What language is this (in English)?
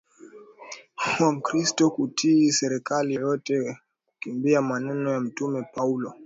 Swahili